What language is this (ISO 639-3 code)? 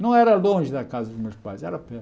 por